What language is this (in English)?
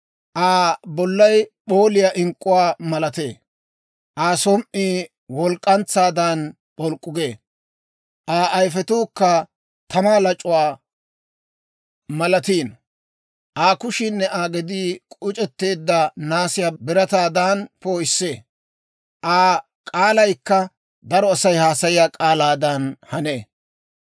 Dawro